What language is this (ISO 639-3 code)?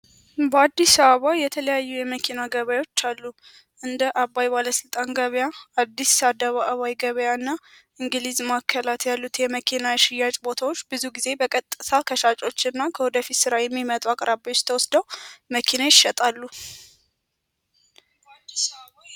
amh